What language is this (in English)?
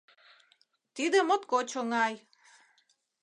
Mari